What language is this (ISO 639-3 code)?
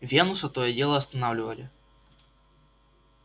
rus